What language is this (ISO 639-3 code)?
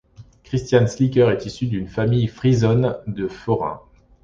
fra